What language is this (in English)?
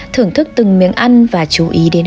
Vietnamese